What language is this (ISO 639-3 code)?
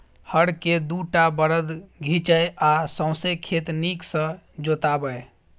mai